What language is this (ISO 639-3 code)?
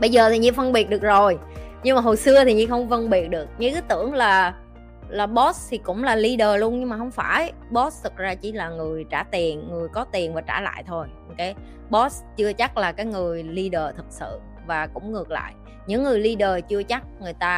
vie